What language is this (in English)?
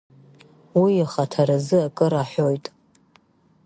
Abkhazian